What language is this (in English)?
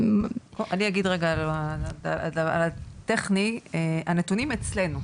Hebrew